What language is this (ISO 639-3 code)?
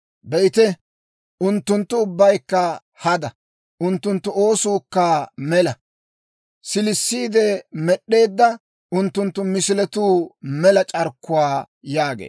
dwr